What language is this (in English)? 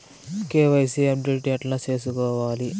Telugu